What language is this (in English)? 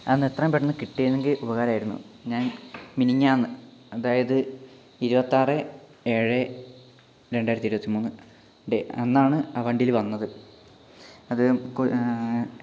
Malayalam